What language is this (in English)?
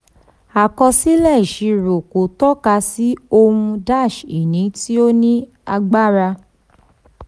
Yoruba